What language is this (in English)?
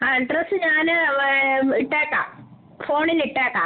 Malayalam